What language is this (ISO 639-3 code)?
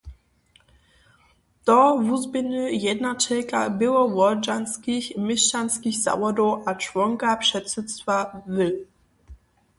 hsb